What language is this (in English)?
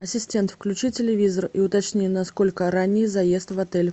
Russian